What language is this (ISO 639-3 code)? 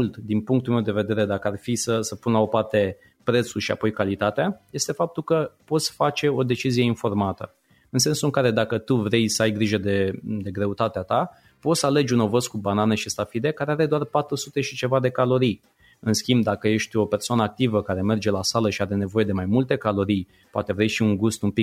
ron